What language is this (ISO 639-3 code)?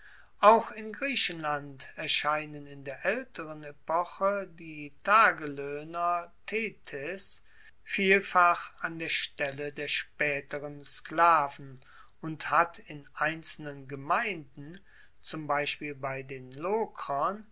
deu